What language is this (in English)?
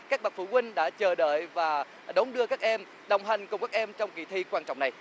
Vietnamese